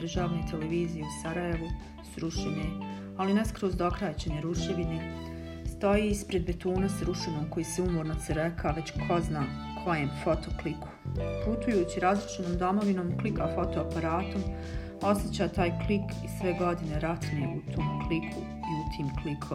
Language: Croatian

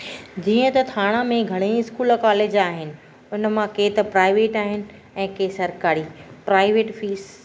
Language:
Sindhi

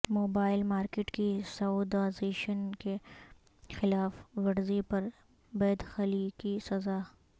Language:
Urdu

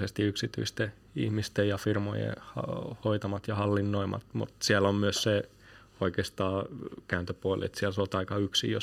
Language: Finnish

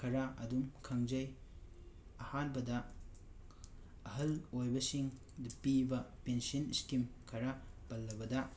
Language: Manipuri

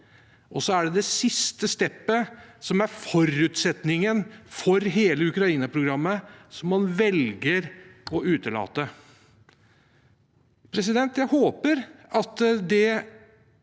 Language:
Norwegian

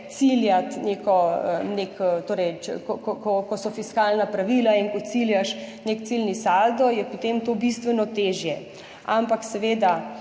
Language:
Slovenian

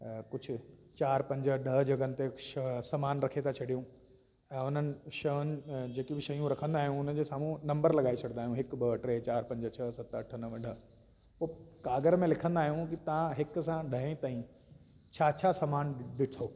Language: Sindhi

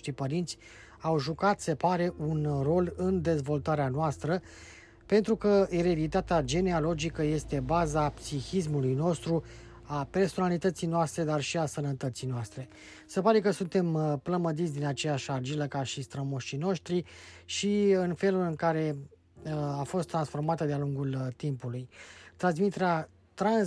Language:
Romanian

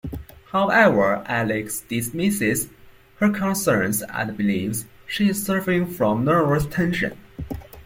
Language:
English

